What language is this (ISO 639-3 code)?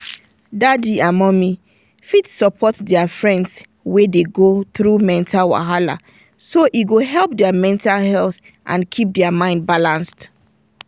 pcm